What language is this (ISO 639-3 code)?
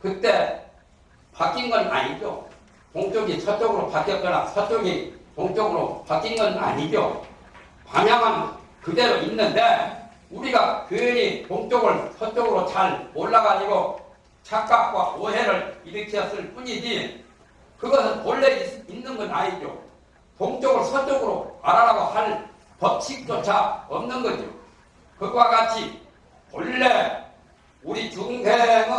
kor